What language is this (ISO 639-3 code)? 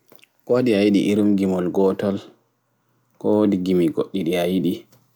ful